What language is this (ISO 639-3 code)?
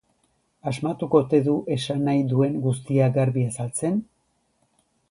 eus